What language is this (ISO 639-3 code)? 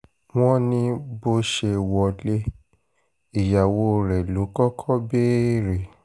yor